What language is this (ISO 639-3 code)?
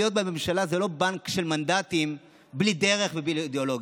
heb